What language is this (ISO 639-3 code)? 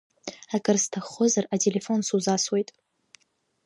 abk